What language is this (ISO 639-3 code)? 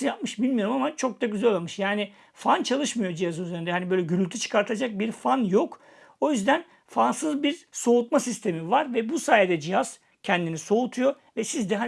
tur